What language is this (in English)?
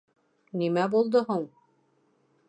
Bashkir